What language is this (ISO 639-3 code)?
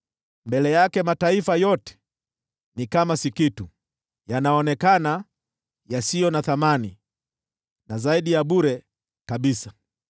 swa